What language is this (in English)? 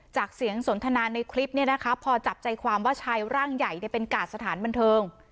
Thai